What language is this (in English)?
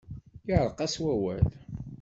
Kabyle